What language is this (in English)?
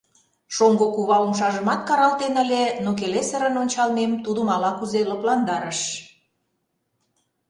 Mari